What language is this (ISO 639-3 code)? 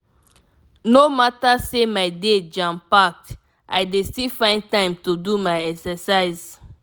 pcm